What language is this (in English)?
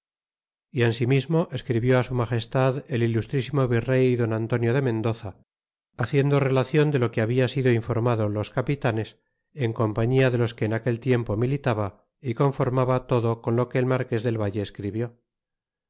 Spanish